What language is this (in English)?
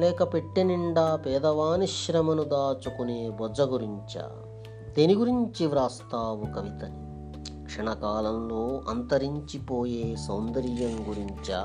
Telugu